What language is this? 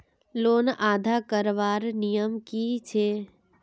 Magahi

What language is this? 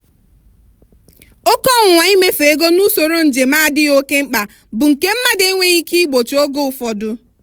Igbo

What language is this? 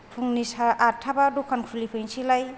Bodo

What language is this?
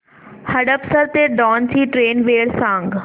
Marathi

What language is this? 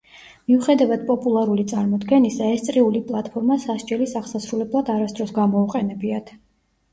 Georgian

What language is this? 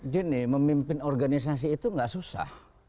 Indonesian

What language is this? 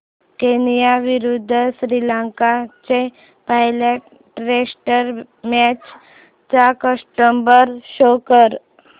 Marathi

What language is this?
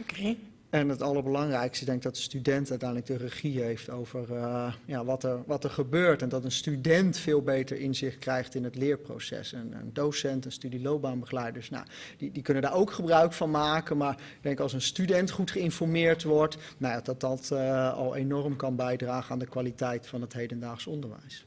Dutch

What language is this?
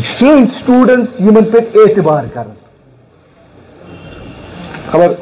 Romanian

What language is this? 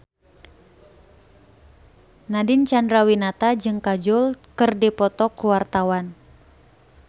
Sundanese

